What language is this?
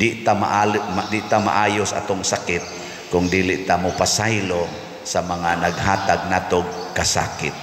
Filipino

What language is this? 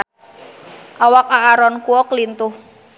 Sundanese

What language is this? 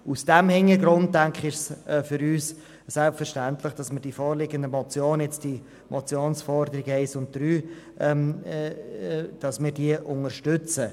Swiss German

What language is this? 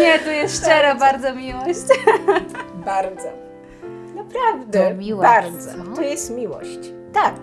Polish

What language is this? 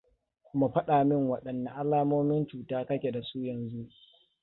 Hausa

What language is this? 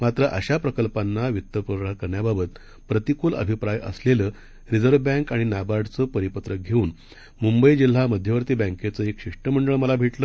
Marathi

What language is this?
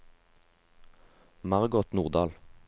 Norwegian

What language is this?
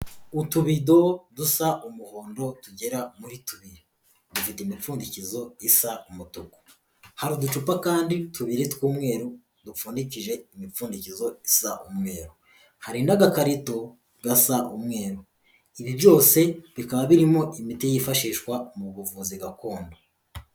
Kinyarwanda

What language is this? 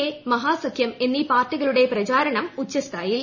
Malayalam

